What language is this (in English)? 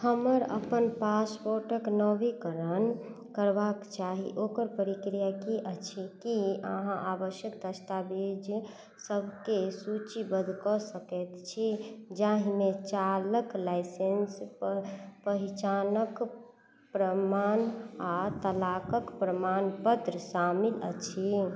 Maithili